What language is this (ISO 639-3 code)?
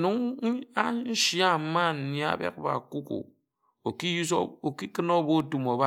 etu